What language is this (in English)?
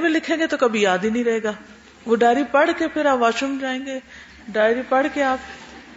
Urdu